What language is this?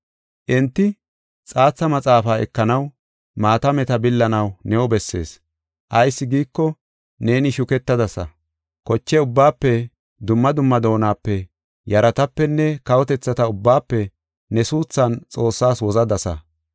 Gofa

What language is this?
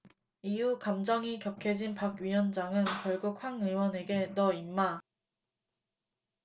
Korean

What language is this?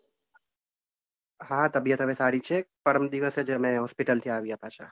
Gujarati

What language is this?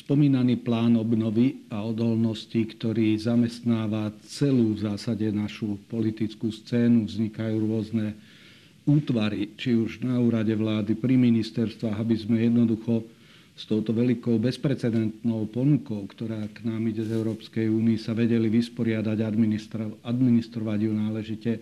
Slovak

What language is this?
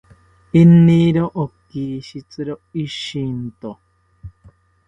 South Ucayali Ashéninka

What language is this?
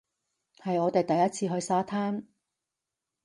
Cantonese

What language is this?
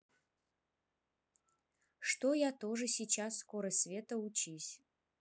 Russian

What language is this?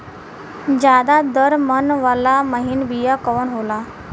Bhojpuri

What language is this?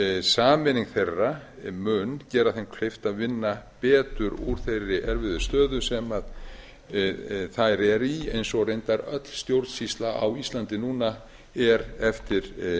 Icelandic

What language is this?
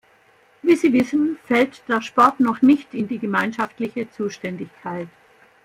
German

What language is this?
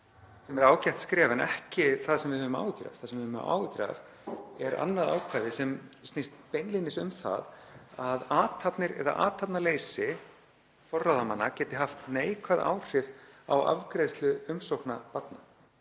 Icelandic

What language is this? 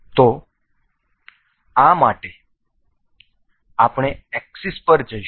Gujarati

